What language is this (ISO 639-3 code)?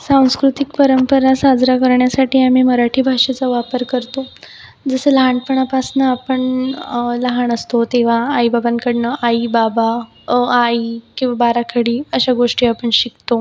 mar